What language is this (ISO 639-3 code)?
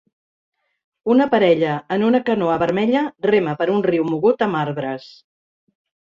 cat